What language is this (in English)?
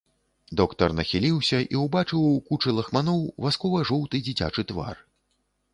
Belarusian